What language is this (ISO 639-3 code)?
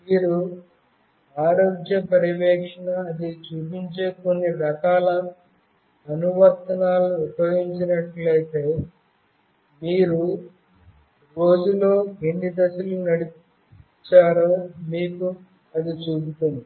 tel